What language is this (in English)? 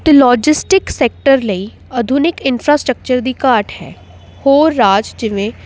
Punjabi